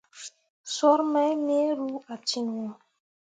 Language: Mundang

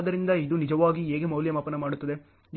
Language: Kannada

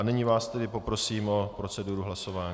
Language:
Czech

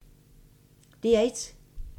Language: Danish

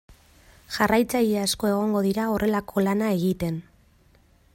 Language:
Basque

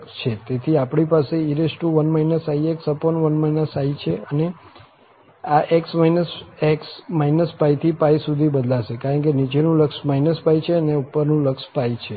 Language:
Gujarati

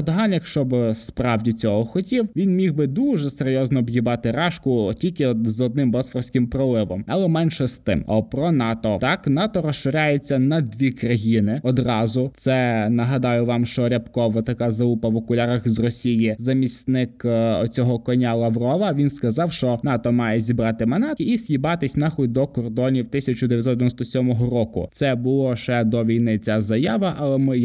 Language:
Ukrainian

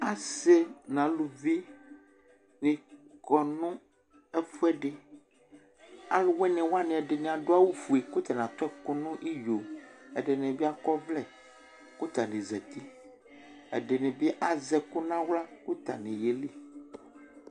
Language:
Ikposo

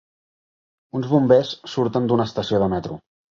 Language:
Catalan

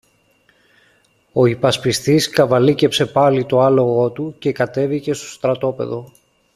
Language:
Greek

